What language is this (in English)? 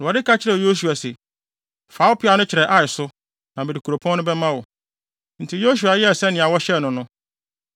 Akan